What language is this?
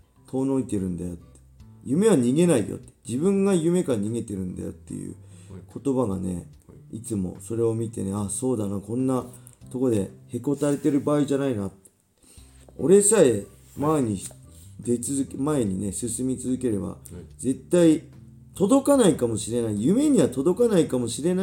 Japanese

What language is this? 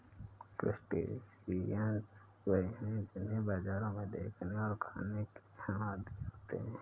Hindi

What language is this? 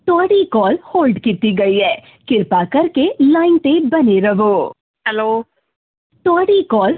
Punjabi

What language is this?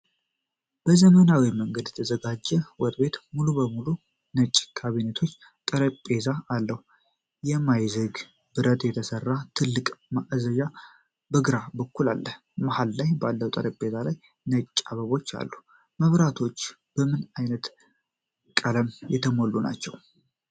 Amharic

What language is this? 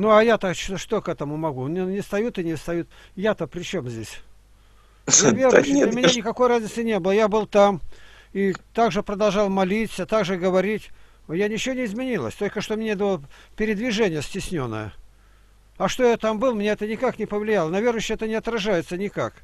Russian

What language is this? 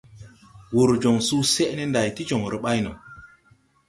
Tupuri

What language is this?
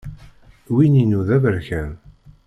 Kabyle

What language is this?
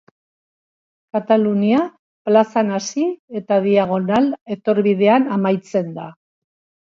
Basque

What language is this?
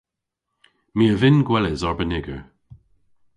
Cornish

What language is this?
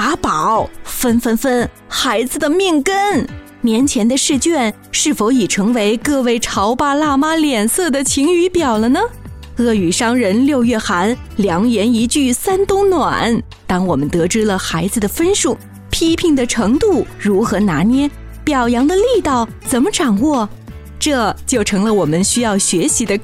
Chinese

